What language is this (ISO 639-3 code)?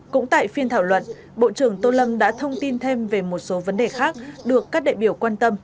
vie